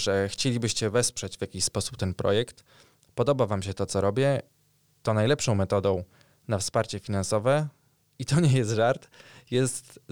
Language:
Polish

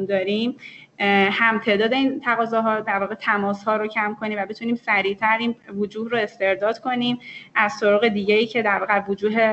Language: Persian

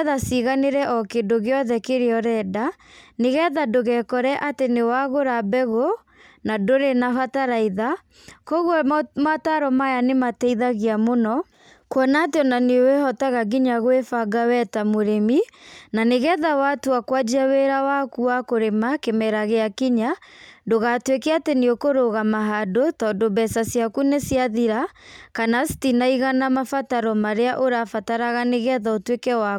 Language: Kikuyu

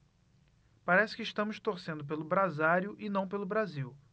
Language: Portuguese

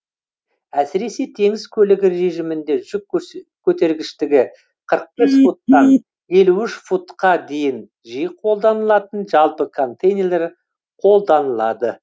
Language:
Kazakh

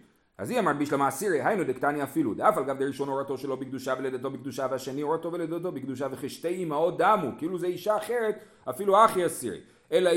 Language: Hebrew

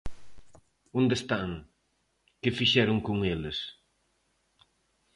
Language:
Galician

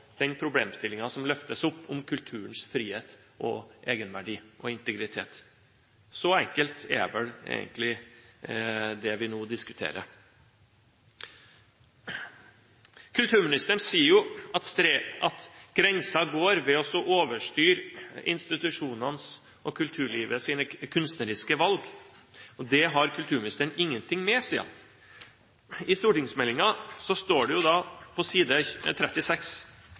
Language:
Norwegian Bokmål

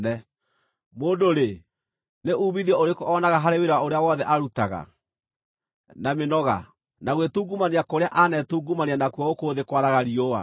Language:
Kikuyu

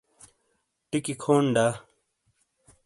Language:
Shina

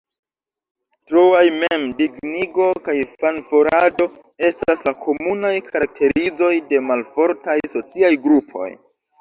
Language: Esperanto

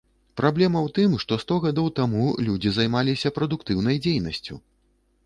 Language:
Belarusian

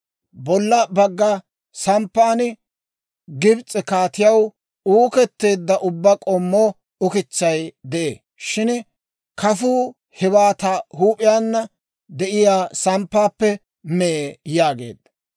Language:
Dawro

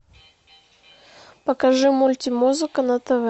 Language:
Russian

